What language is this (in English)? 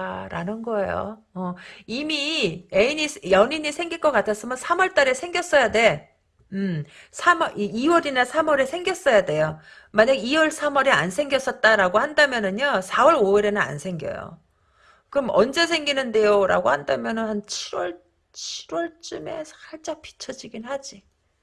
Korean